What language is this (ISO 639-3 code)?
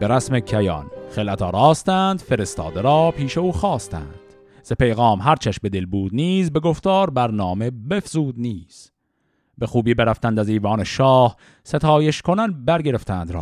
fas